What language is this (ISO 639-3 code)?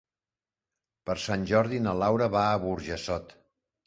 cat